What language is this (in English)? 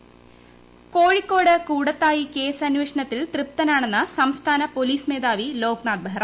Malayalam